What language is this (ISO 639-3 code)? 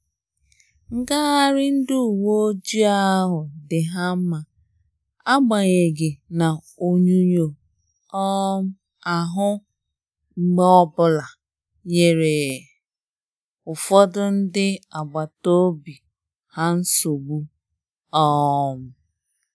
ibo